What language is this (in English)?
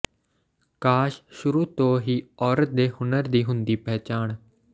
Punjabi